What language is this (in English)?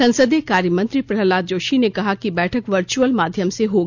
Hindi